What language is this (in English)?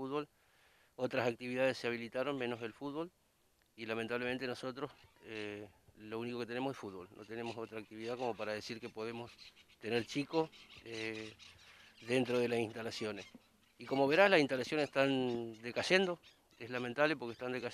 Spanish